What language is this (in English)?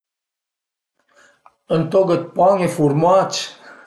Piedmontese